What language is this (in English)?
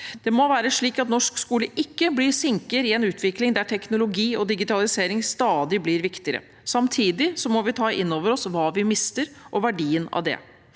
Norwegian